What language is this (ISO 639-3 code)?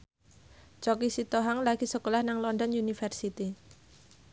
jav